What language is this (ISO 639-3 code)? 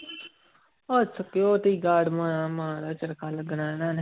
pan